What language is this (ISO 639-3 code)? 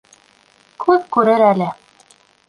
bak